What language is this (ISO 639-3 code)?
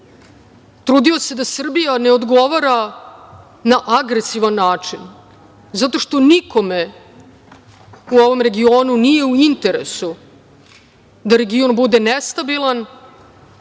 srp